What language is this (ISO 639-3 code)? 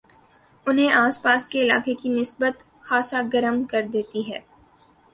urd